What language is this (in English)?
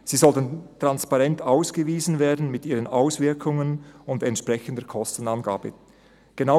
Swiss German